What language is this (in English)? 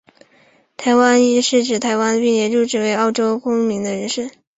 Chinese